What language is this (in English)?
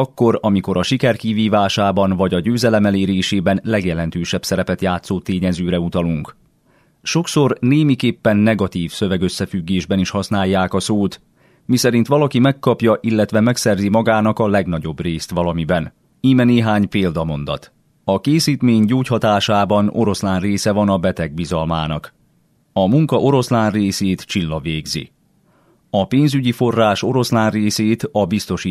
Hungarian